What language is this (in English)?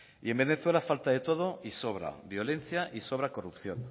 Spanish